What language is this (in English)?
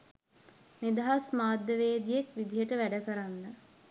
Sinhala